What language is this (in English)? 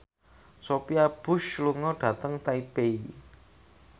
Javanese